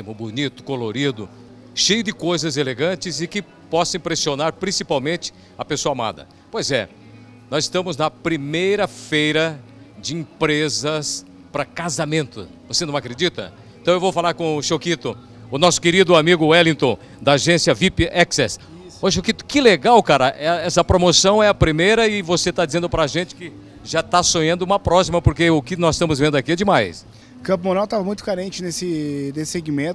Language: Portuguese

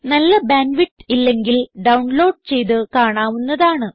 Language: Malayalam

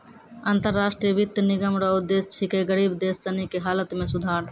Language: Maithili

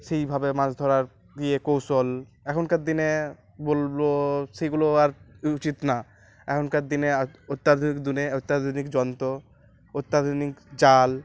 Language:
Bangla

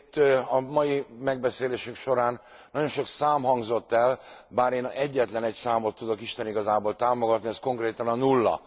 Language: Hungarian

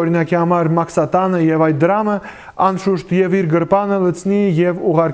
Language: Romanian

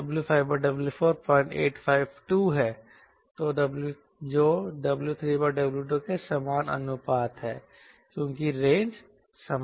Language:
Hindi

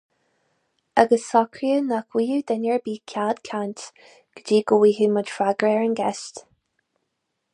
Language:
Irish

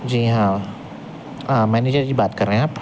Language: Urdu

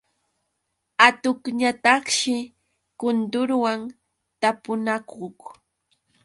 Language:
Yauyos Quechua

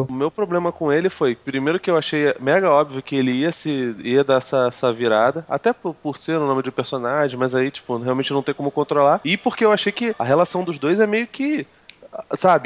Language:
Portuguese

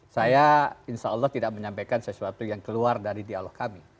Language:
Indonesian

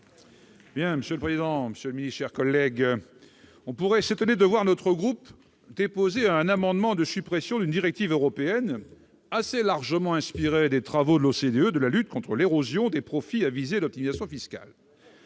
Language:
French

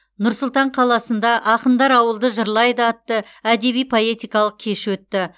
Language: Kazakh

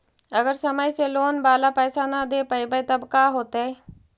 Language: Magahi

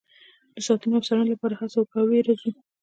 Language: Pashto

